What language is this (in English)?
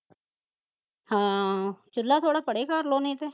Punjabi